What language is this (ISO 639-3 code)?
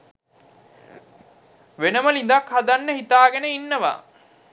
sin